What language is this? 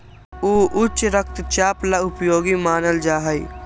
Magahi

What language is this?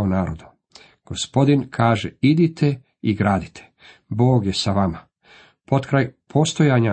Croatian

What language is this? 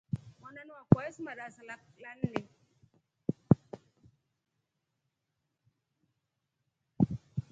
Rombo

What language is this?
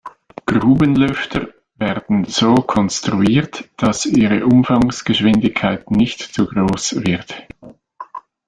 German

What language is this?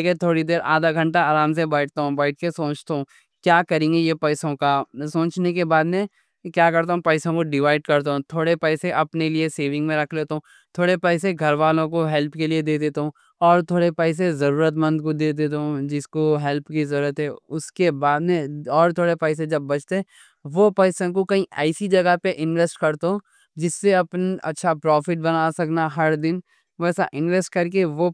Deccan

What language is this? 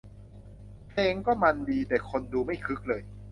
Thai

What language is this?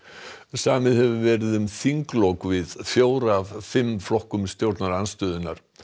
Icelandic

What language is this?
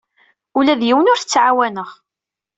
Kabyle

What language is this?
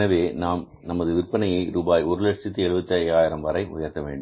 Tamil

